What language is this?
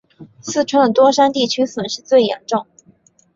Chinese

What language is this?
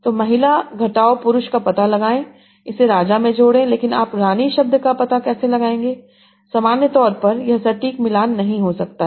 Hindi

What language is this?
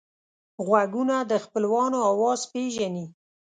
Pashto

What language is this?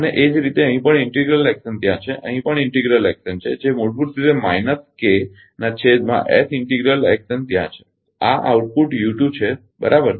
Gujarati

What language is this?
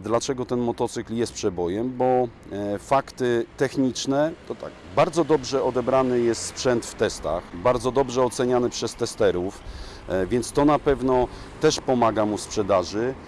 Polish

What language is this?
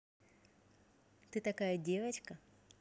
Russian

